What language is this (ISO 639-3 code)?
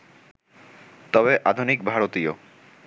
ben